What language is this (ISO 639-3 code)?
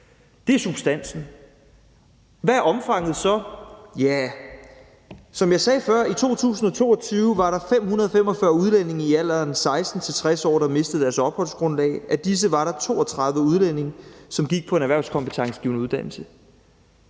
dan